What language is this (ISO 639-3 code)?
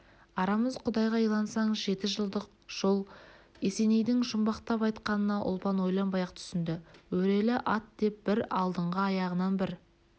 kaz